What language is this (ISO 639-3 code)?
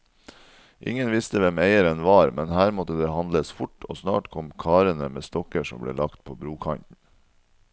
nor